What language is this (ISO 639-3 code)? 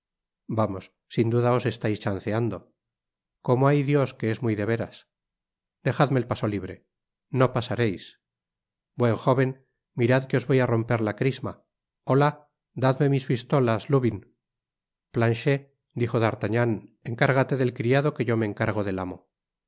spa